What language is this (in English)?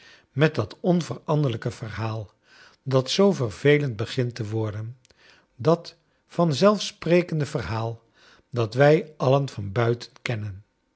Dutch